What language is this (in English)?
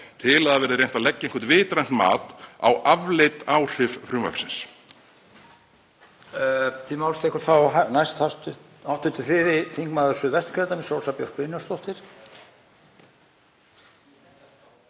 Icelandic